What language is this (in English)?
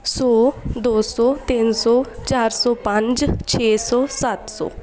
Punjabi